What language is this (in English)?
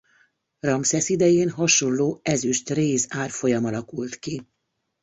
Hungarian